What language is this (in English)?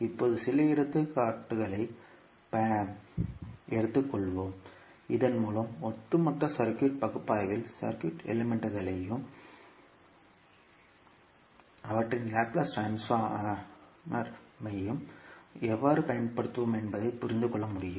Tamil